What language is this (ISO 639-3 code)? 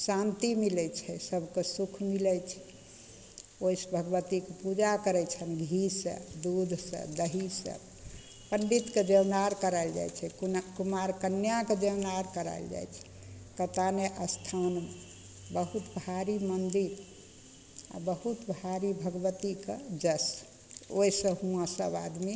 mai